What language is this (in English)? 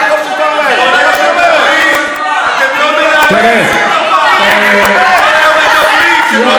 Hebrew